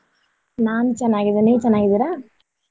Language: Kannada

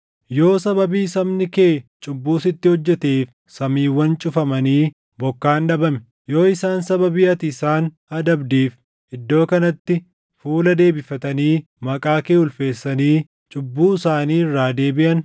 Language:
Oromo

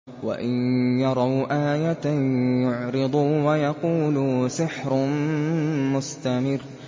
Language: Arabic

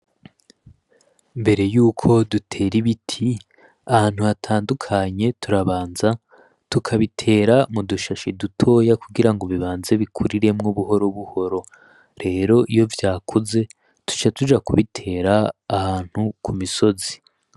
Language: Rundi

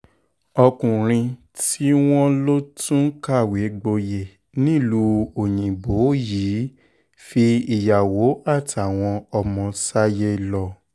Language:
Yoruba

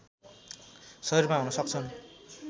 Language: Nepali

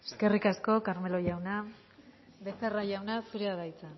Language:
Basque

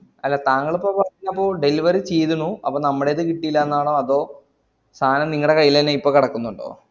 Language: Malayalam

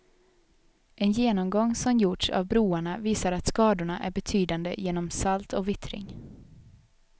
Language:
Swedish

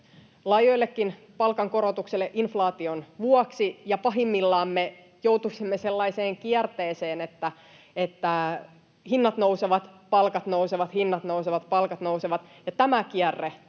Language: Finnish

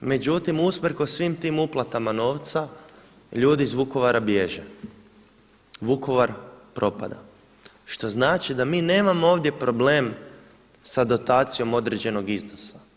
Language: Croatian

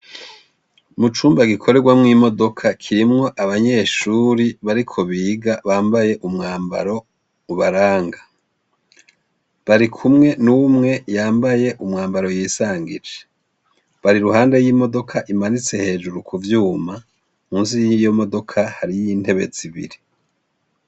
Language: Rundi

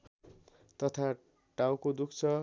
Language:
Nepali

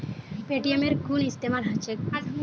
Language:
Magahi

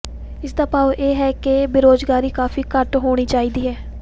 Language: Punjabi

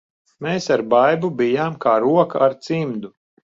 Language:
Latvian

